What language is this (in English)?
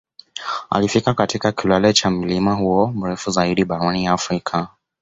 Swahili